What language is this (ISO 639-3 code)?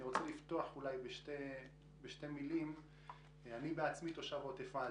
heb